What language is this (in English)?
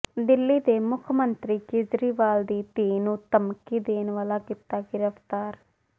Punjabi